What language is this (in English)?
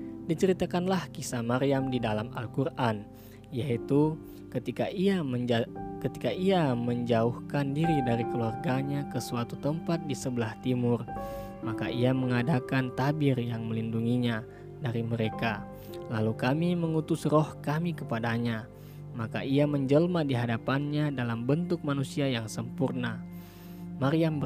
Indonesian